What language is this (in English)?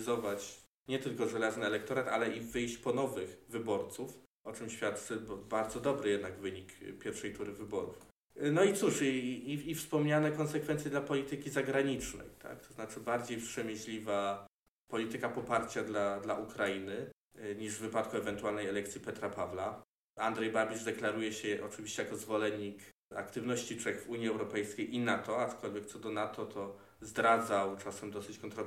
Polish